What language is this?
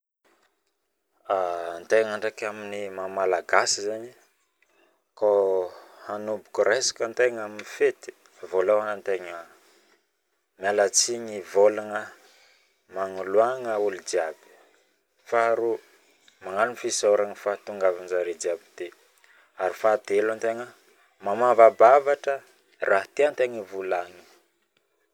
Northern Betsimisaraka Malagasy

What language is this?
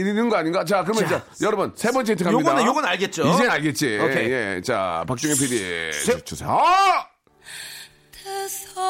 Korean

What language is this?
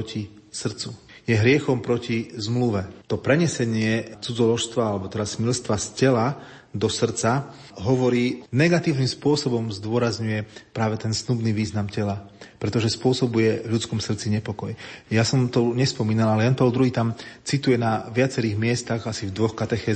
Slovak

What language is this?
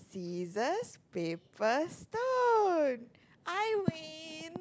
English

